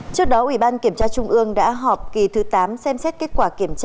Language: Vietnamese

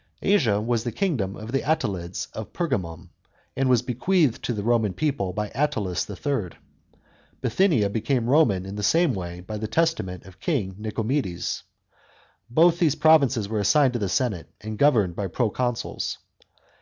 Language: English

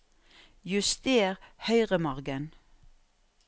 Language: Norwegian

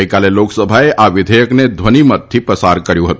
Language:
Gujarati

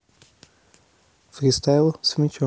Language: Russian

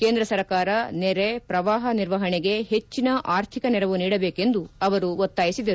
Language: Kannada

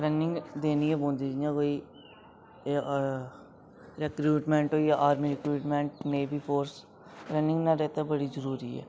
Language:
Dogri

